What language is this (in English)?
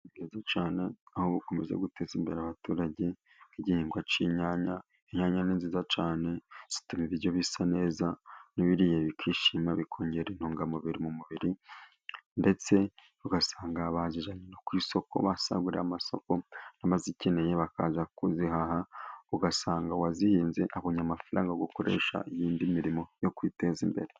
Kinyarwanda